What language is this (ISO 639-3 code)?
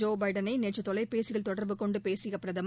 tam